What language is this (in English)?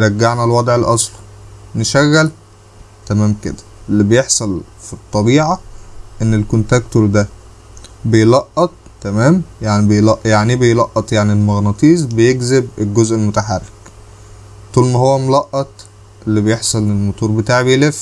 Arabic